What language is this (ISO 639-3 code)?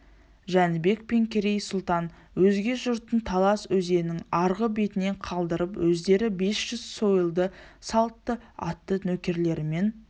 kaz